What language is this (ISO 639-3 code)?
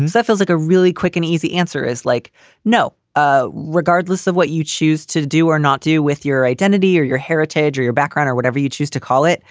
eng